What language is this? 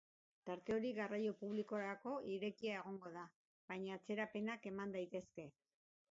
Basque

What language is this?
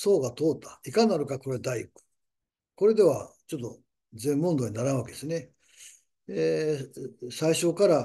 Japanese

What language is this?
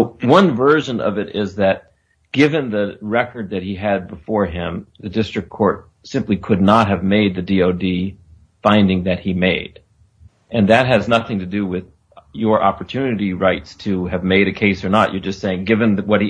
English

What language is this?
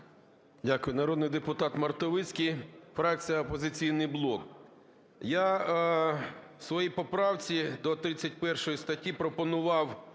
Ukrainian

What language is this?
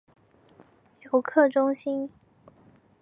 Chinese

